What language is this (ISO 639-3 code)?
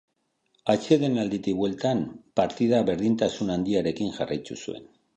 eus